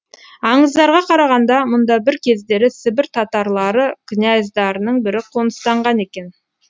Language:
Kazakh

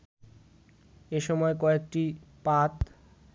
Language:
Bangla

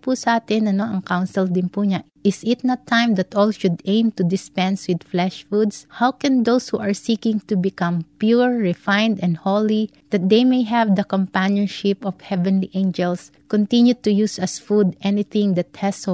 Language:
Filipino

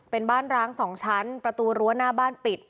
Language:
Thai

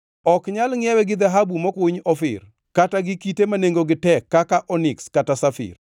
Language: Luo (Kenya and Tanzania)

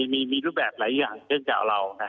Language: Thai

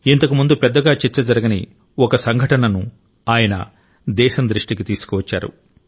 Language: Telugu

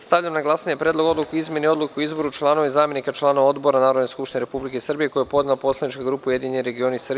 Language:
Serbian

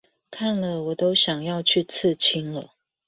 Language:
Chinese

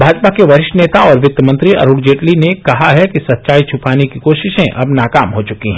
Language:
Hindi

